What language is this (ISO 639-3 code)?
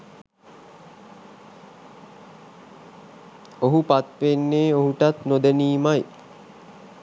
sin